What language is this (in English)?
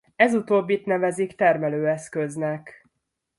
Hungarian